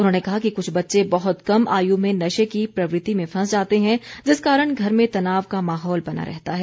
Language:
Hindi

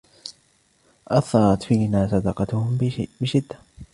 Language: Arabic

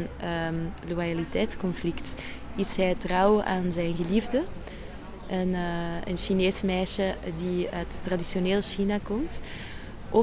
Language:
Dutch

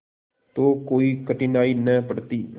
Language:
Hindi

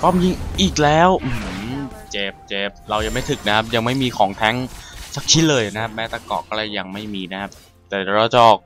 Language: Thai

